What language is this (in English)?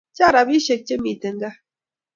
Kalenjin